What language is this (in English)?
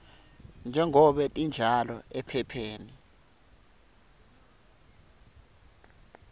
Swati